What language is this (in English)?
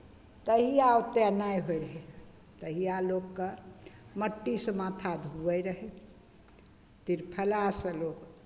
Maithili